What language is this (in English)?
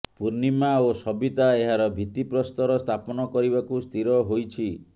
Odia